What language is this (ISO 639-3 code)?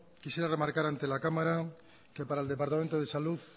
spa